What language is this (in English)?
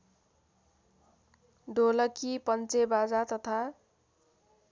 Nepali